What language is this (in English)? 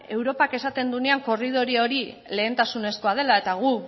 Basque